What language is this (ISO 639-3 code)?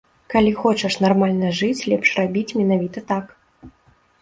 bel